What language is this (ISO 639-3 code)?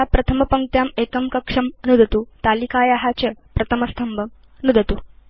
san